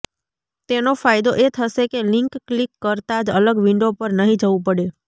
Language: Gujarati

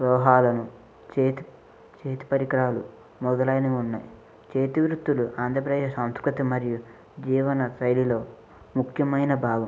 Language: Telugu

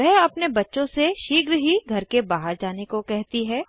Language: Hindi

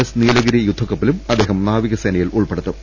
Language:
Malayalam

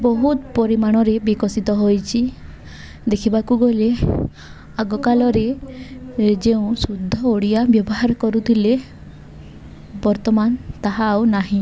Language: Odia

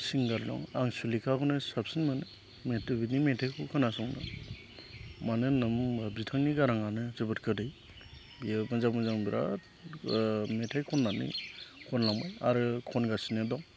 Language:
Bodo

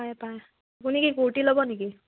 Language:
Assamese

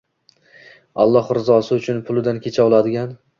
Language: Uzbek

